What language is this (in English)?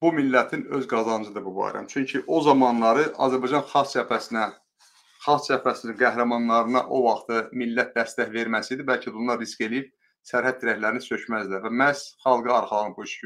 Turkish